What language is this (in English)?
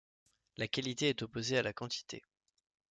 French